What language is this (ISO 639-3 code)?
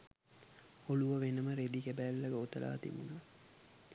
sin